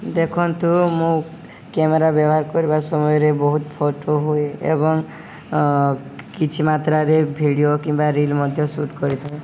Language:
Odia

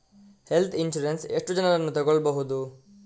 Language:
Kannada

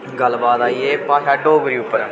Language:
Dogri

